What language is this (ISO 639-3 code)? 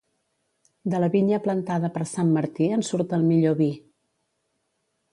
cat